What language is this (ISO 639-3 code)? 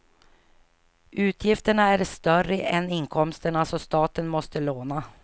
swe